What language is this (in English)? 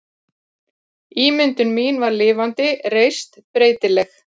Icelandic